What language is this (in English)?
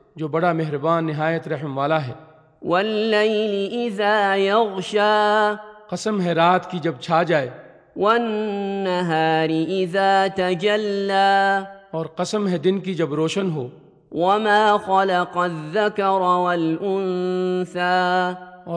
Urdu